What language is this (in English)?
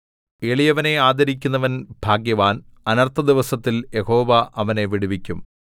Malayalam